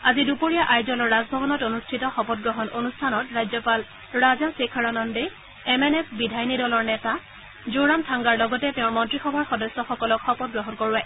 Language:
Assamese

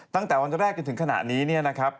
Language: Thai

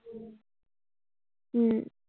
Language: Assamese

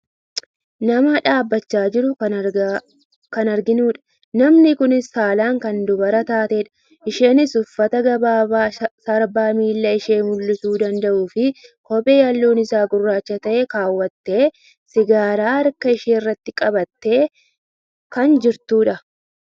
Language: Oromo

